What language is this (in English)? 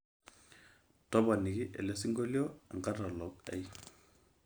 Masai